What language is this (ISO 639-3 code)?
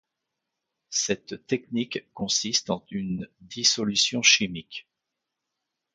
fra